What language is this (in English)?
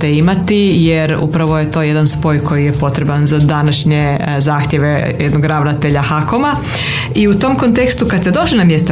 Croatian